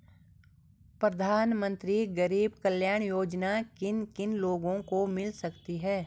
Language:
Hindi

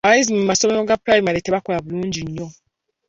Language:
Ganda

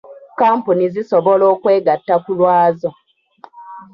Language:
Ganda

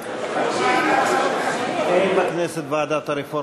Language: Hebrew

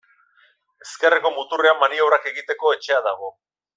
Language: Basque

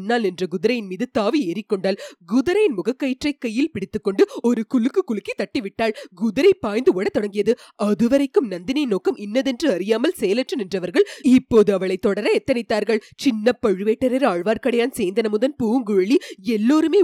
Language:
Tamil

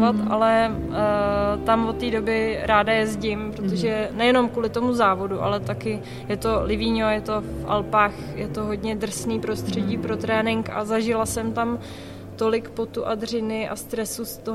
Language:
Czech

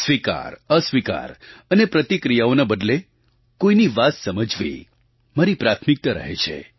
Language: Gujarati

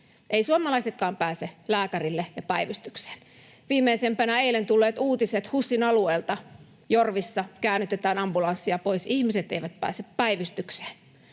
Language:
Finnish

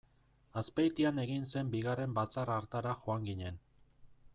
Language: Basque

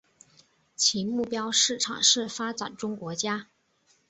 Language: Chinese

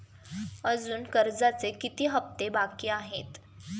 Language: Marathi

